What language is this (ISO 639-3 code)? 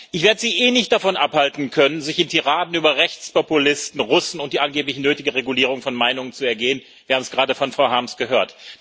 deu